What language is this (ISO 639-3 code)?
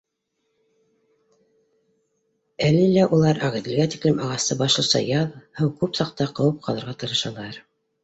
bak